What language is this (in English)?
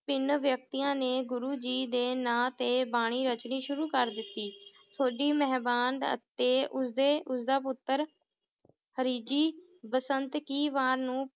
Punjabi